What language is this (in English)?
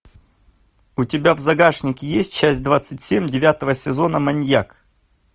Russian